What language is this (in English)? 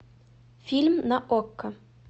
Russian